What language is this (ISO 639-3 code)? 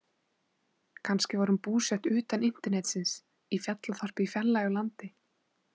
isl